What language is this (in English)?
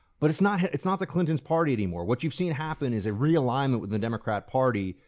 English